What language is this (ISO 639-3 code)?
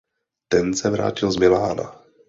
ces